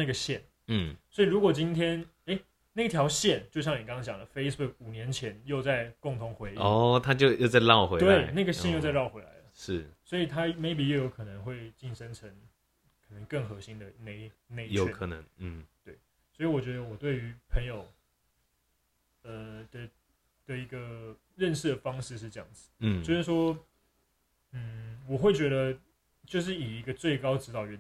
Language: Chinese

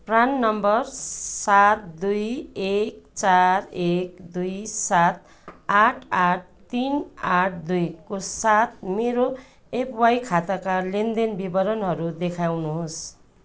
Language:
Nepali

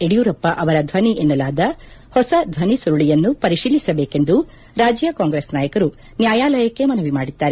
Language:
Kannada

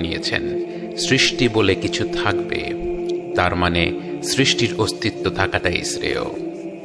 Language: Bangla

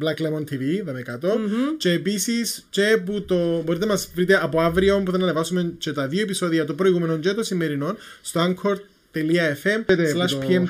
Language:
Greek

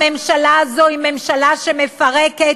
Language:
Hebrew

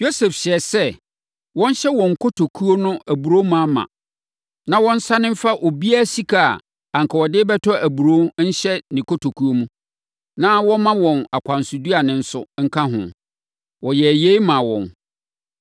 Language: Akan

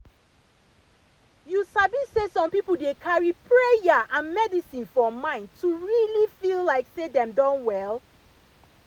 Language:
Nigerian Pidgin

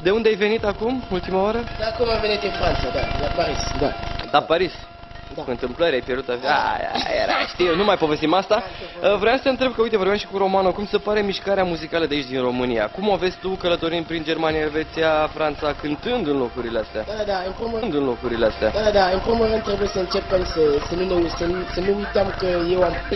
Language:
Romanian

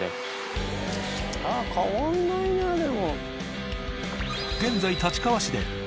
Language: Japanese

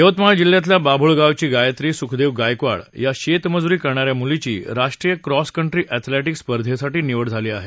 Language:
Marathi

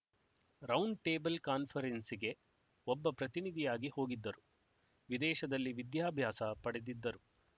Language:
Kannada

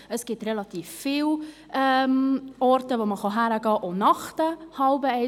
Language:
Swiss German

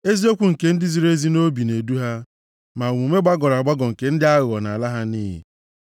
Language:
Igbo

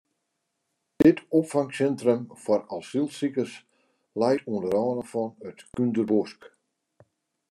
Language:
Western Frisian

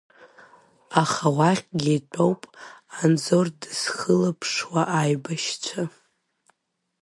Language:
Abkhazian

